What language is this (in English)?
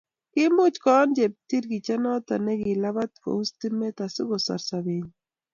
Kalenjin